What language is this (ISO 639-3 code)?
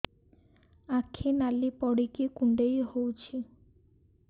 ori